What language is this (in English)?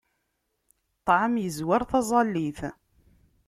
Kabyle